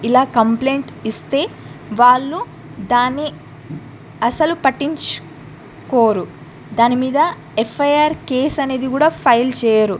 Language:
Telugu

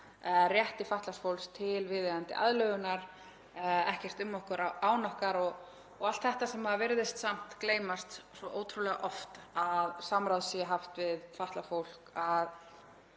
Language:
Icelandic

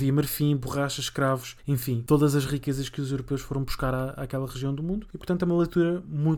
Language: Portuguese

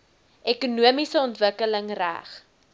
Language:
Afrikaans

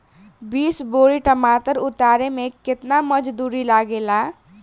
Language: Bhojpuri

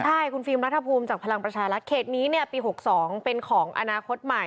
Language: Thai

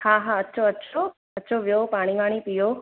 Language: Sindhi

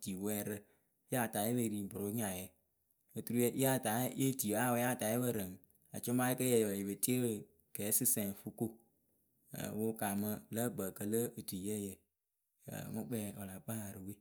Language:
Akebu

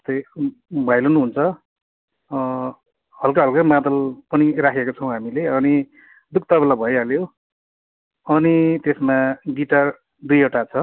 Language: Nepali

